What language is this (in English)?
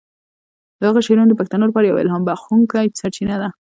Pashto